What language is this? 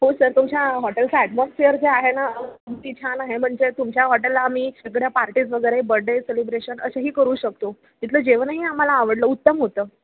Marathi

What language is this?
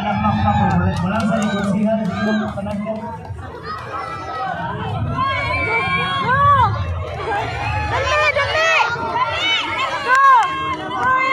Arabic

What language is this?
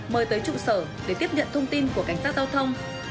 Vietnamese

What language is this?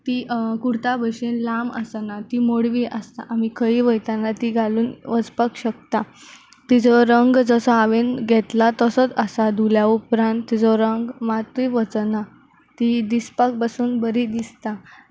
Konkani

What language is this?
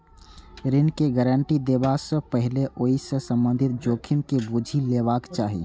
Maithili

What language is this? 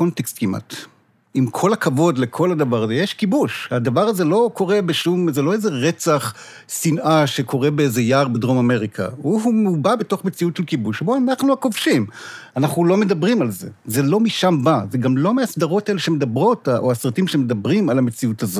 Hebrew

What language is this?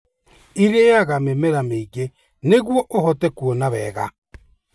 Kikuyu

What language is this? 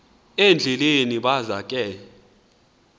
Xhosa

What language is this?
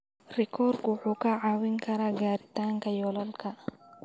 Somali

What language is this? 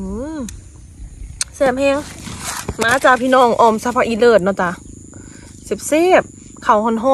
Thai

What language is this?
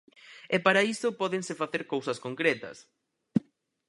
Galician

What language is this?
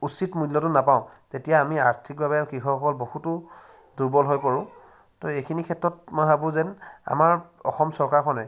Assamese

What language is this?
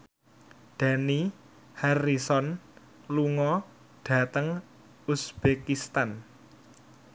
Javanese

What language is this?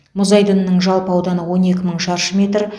Kazakh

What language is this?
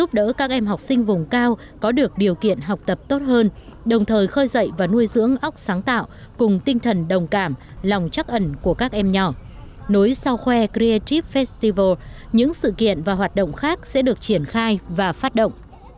Vietnamese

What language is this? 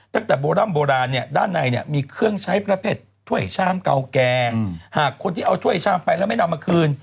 Thai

